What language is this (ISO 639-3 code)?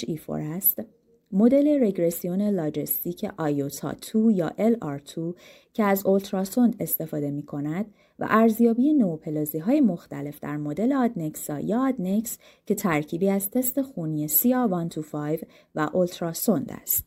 fas